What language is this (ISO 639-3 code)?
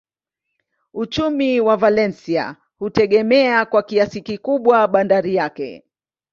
swa